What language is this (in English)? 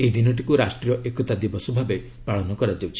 Odia